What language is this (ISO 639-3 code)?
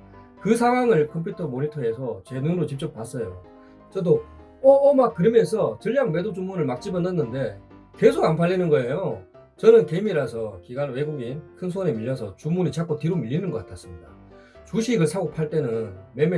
kor